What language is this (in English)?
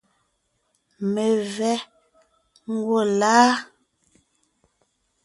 Ngiemboon